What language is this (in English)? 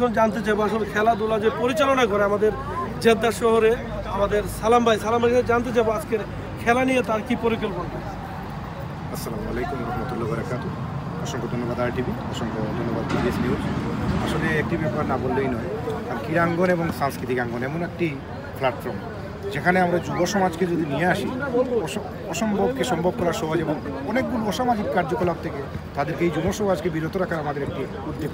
Romanian